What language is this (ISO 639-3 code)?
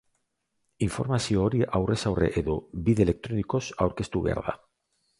eus